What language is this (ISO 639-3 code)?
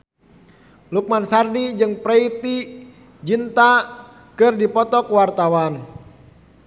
sun